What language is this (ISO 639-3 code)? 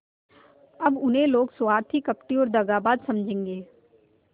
hin